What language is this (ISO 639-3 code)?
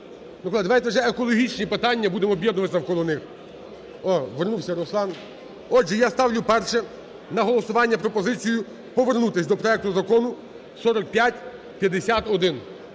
ukr